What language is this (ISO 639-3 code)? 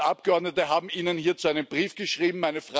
deu